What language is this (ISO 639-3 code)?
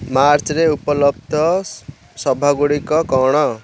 ori